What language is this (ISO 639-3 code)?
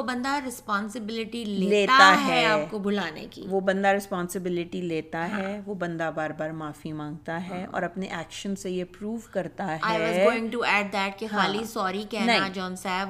urd